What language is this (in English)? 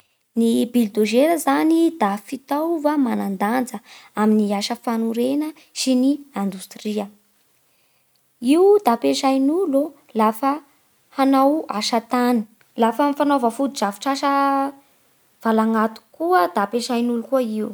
Bara Malagasy